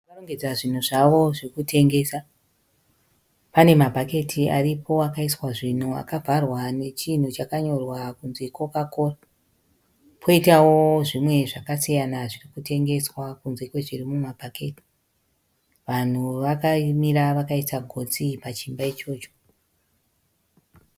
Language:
Shona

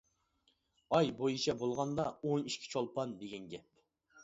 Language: Uyghur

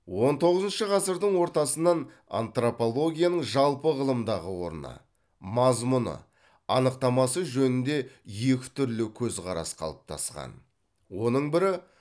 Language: Kazakh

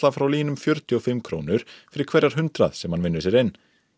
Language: Icelandic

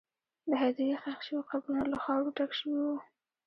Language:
Pashto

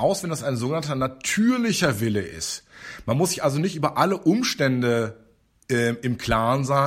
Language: German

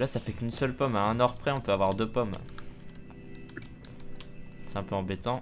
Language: French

